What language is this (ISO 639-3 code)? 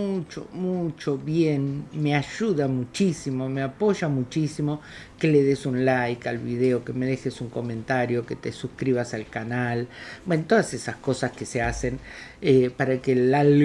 spa